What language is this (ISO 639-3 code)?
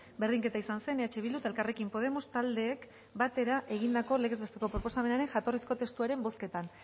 eus